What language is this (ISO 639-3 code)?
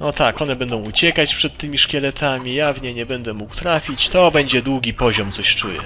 pol